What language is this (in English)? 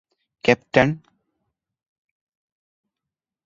Divehi